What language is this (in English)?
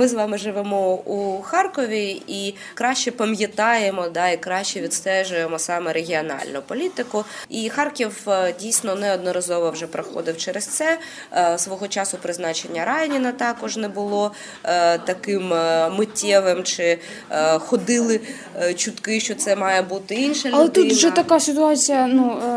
Ukrainian